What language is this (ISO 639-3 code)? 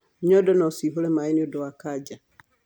kik